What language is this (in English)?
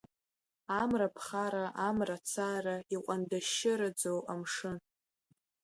Abkhazian